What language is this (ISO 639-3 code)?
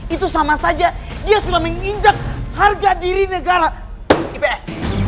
ind